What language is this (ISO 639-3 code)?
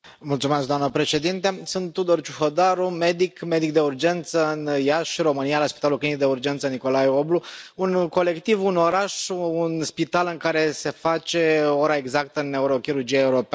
ron